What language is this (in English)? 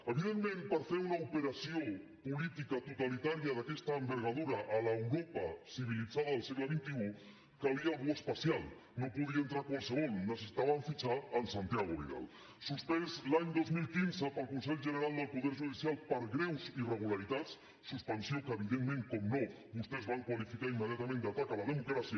Catalan